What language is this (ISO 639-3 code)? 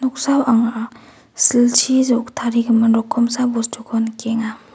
grt